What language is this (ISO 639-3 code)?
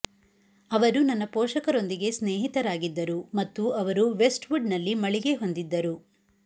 kan